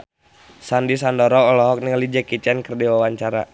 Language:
Sundanese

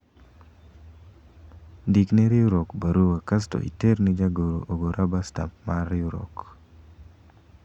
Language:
Luo (Kenya and Tanzania)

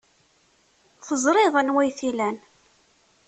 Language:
Kabyle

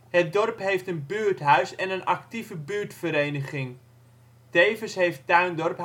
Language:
Dutch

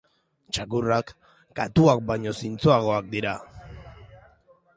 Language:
Basque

